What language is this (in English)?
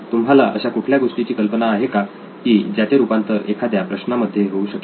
Marathi